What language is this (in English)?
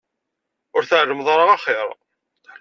Kabyle